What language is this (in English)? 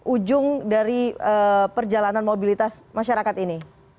Indonesian